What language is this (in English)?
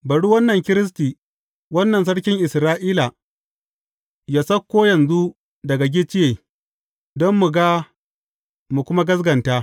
Hausa